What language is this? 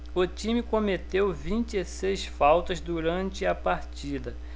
Portuguese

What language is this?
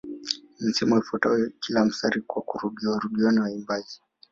Swahili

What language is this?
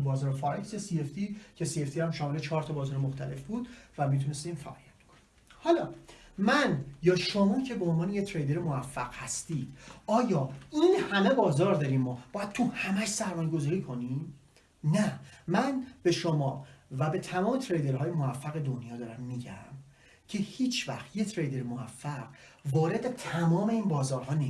Persian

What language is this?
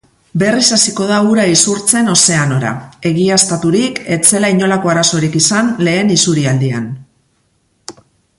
Basque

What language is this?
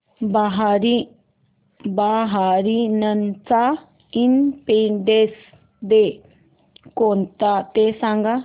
Marathi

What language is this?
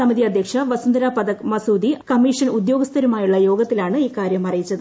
Malayalam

